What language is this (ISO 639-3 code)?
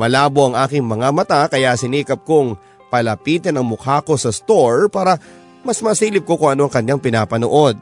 fil